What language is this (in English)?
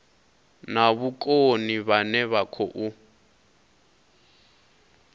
Venda